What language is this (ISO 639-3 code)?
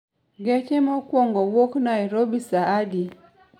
luo